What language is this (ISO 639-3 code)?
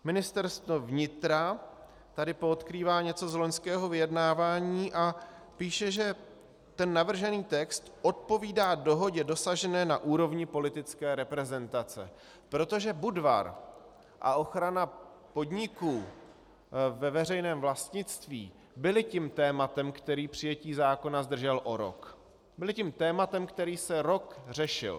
ces